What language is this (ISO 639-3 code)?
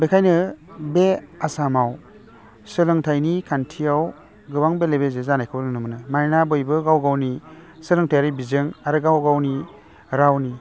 brx